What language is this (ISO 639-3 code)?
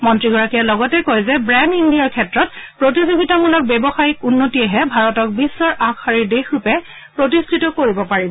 asm